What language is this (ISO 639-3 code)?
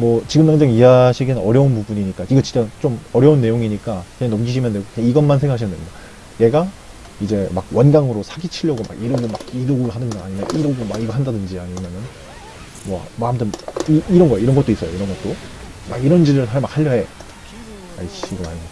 kor